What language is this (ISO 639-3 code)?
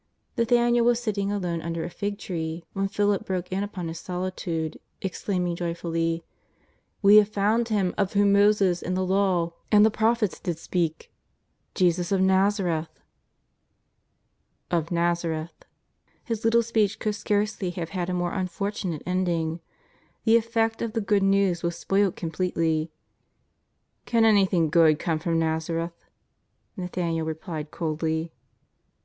eng